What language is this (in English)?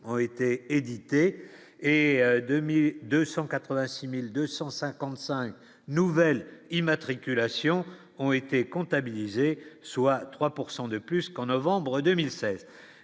French